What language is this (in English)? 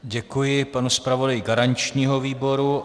Czech